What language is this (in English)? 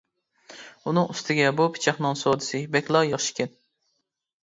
Uyghur